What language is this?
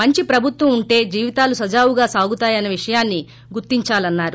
Telugu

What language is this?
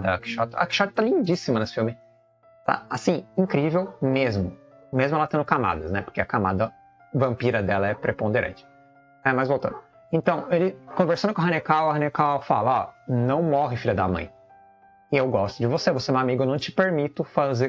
Portuguese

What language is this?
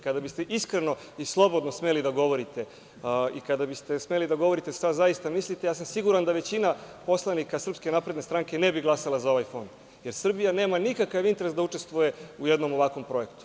Serbian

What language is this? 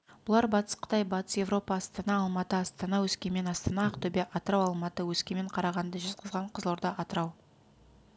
Kazakh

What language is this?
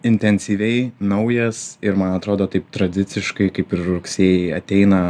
Lithuanian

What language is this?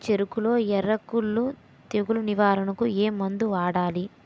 Telugu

